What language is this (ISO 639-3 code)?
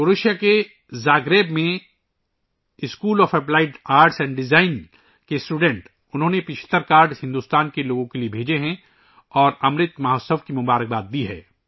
urd